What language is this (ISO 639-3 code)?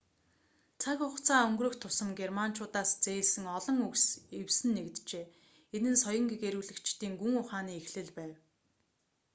mon